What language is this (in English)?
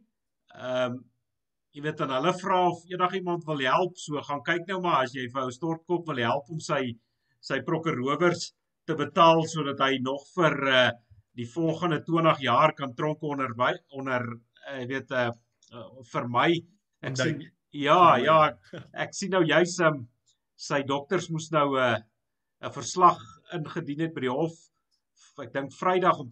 Dutch